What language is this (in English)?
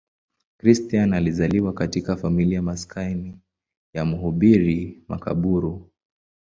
Swahili